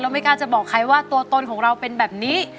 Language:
Thai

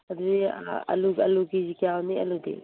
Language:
Manipuri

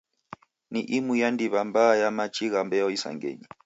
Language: Taita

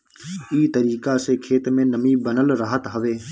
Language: Bhojpuri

